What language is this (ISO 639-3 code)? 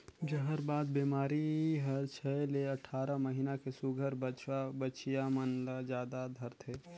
hne